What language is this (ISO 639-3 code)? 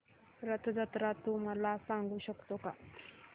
mar